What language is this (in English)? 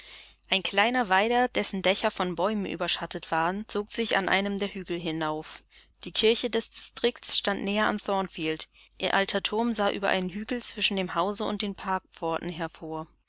German